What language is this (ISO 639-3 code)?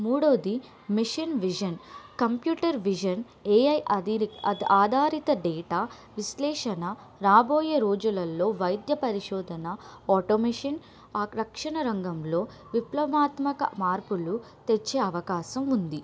tel